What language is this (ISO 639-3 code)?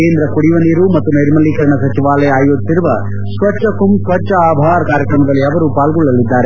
kan